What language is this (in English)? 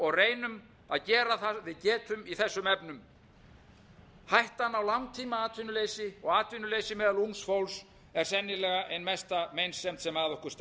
Icelandic